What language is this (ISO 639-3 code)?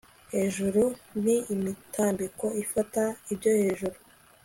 kin